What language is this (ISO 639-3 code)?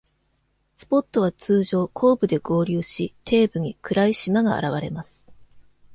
jpn